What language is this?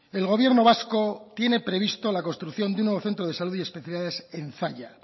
Spanish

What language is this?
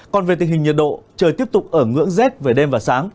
Vietnamese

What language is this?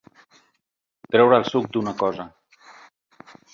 Catalan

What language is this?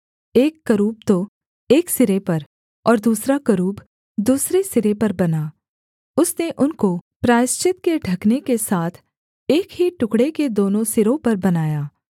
Hindi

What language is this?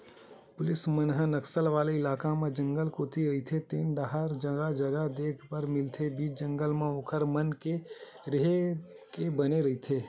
Chhattisgarhi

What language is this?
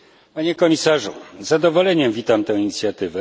Polish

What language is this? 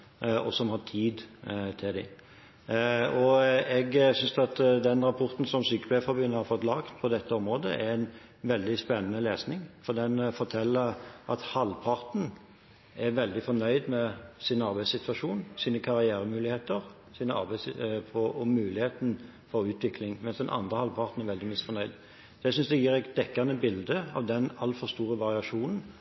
Norwegian Bokmål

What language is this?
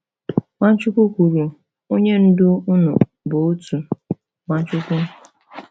Igbo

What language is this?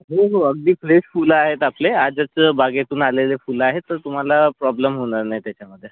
Marathi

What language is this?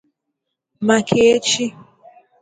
Igbo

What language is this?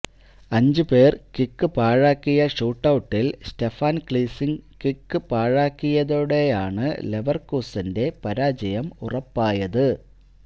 Malayalam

